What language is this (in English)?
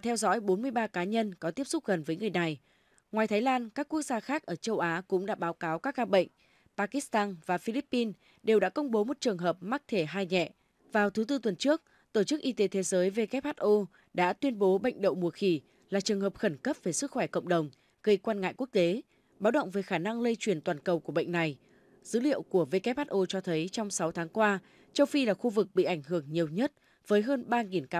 Vietnamese